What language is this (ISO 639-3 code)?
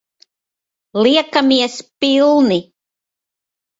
lav